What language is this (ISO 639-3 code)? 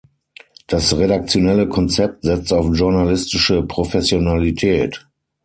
deu